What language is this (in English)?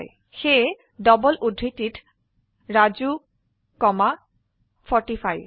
Assamese